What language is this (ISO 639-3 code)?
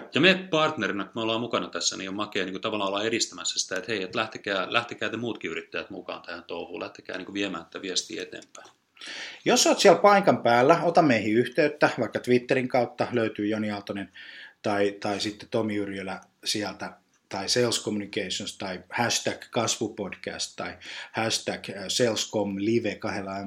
fin